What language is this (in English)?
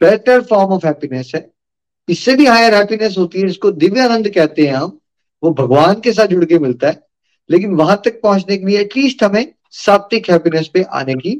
Hindi